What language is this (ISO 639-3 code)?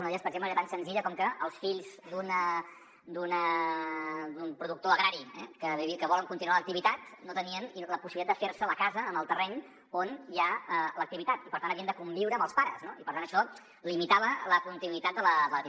cat